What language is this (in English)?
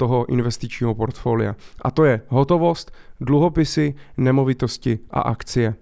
Czech